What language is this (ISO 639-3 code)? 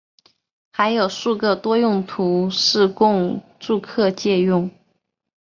zho